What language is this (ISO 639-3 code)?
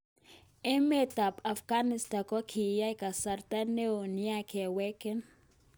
kln